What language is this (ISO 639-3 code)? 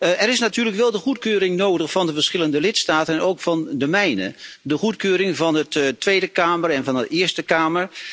nld